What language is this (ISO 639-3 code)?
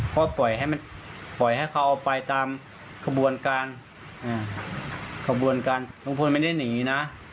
tha